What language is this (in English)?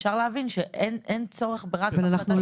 Hebrew